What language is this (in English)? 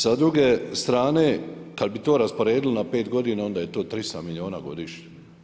Croatian